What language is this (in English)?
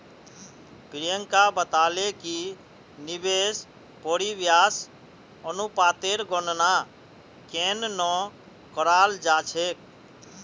Magahi